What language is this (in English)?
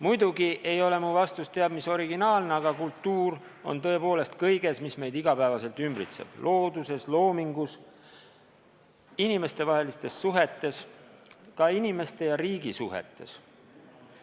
Estonian